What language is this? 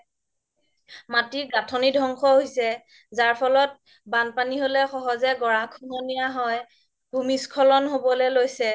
Assamese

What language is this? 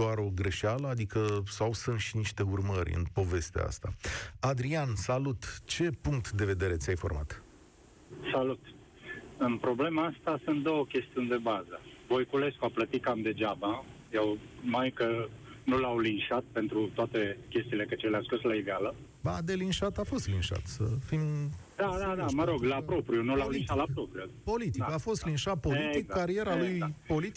Romanian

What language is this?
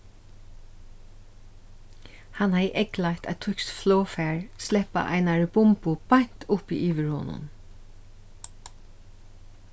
Faroese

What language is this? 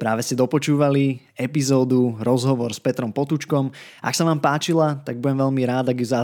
Slovak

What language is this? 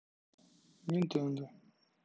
Russian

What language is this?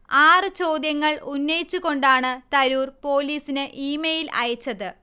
Malayalam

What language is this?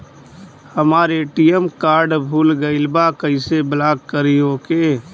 Bhojpuri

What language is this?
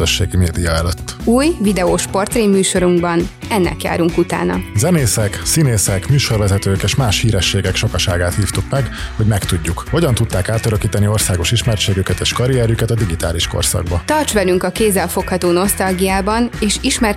Hungarian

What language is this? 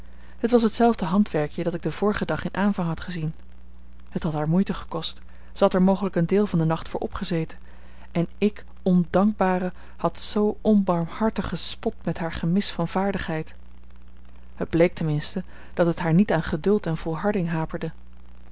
Dutch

